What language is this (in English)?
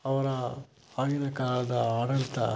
Kannada